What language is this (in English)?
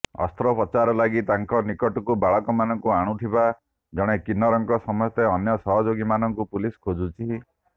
Odia